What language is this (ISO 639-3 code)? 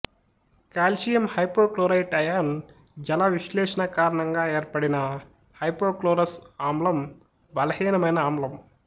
tel